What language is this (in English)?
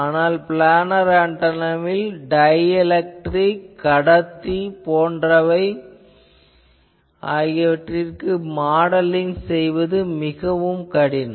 Tamil